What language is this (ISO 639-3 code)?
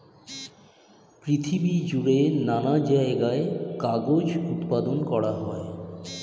ben